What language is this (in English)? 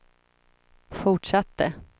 Swedish